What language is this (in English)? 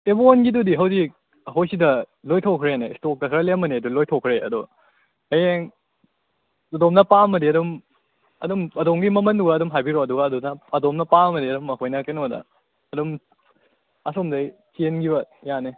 Manipuri